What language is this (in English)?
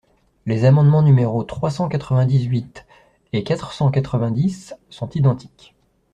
French